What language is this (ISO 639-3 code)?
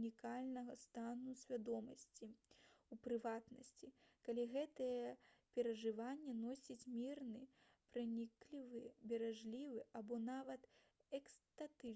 bel